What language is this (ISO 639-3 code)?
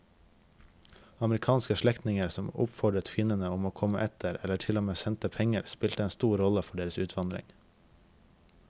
nor